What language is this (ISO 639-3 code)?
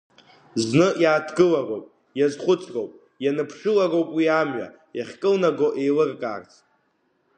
abk